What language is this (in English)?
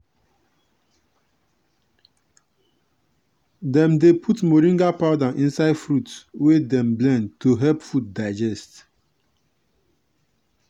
Nigerian Pidgin